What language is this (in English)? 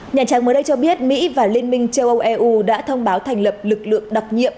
Vietnamese